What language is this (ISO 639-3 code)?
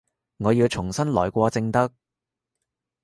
yue